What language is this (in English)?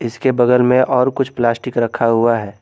Hindi